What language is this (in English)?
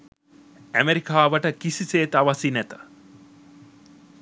Sinhala